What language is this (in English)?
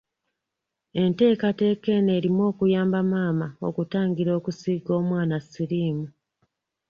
Ganda